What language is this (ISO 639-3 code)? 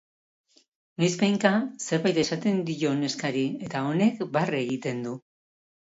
eus